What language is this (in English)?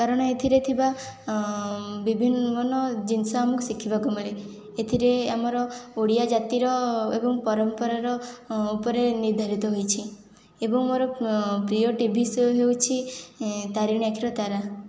Odia